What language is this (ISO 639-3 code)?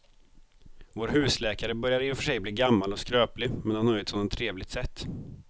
swe